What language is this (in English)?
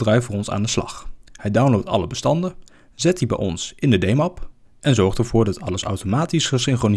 Dutch